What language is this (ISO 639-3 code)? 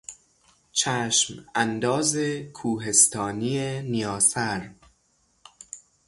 fas